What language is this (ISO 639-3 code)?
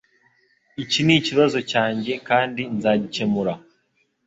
kin